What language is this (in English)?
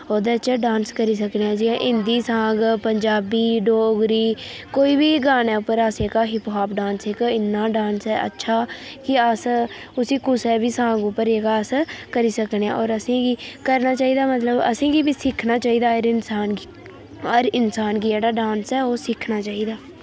Dogri